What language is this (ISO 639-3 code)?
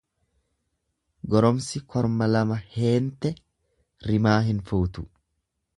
orm